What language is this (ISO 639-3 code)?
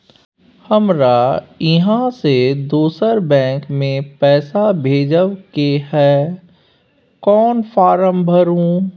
mai